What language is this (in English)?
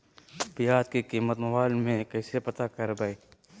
Magahi